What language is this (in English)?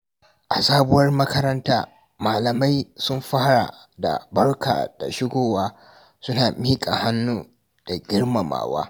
Hausa